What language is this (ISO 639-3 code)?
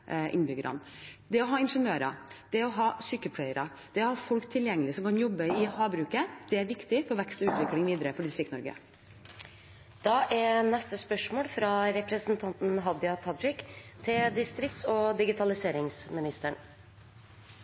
nor